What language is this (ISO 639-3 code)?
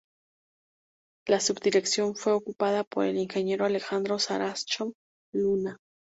spa